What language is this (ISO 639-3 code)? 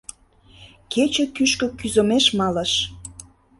chm